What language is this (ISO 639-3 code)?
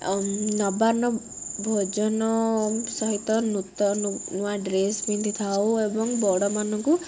ori